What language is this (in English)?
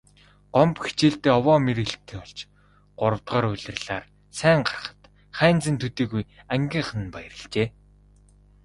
Mongolian